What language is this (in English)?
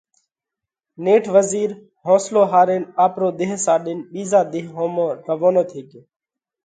Parkari Koli